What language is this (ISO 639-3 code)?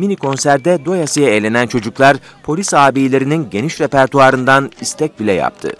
tur